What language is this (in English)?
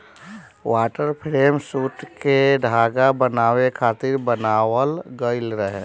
Bhojpuri